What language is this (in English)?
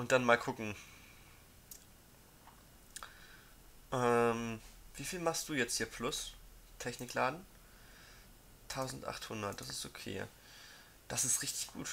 German